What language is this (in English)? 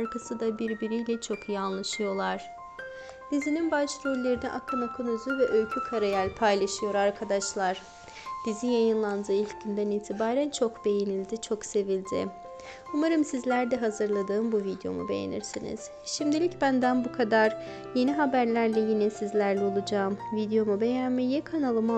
Turkish